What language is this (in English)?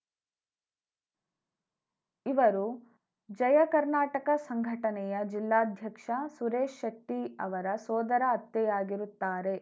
Kannada